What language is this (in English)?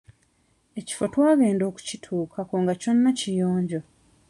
Ganda